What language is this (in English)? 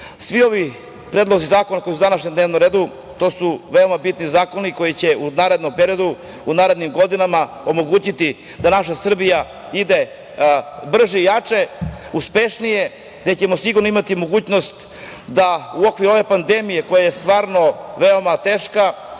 Serbian